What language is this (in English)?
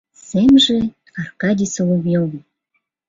Mari